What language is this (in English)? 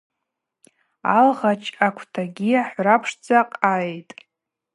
Abaza